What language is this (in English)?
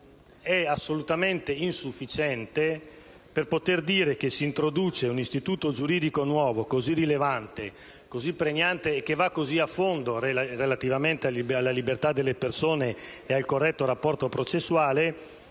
Italian